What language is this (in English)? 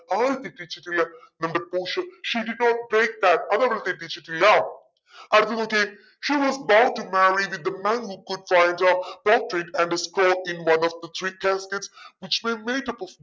Malayalam